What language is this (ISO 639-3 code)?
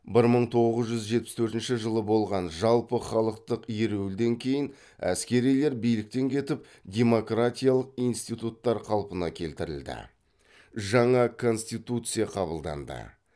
kaz